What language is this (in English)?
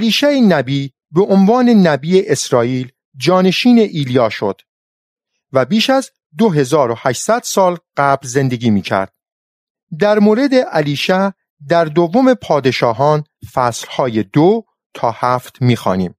Persian